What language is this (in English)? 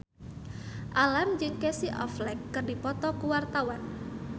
Sundanese